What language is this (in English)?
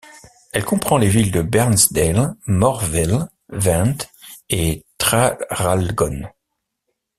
French